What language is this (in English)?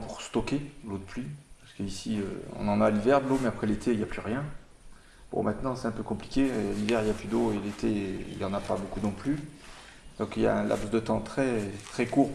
French